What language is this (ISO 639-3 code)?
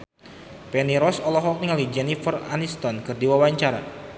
sun